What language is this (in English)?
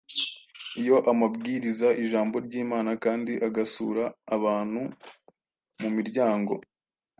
Kinyarwanda